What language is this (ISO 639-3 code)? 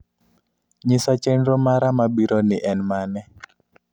luo